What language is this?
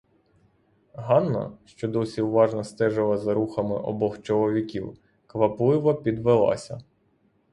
Ukrainian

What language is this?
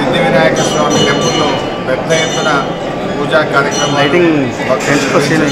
Arabic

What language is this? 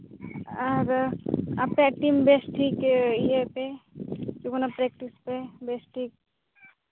Santali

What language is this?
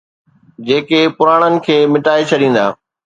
Sindhi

